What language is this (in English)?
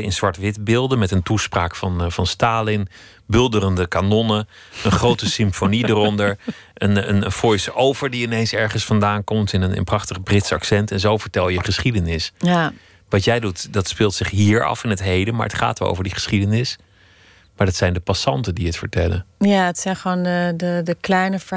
Dutch